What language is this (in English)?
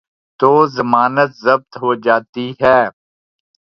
Urdu